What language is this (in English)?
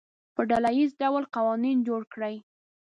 Pashto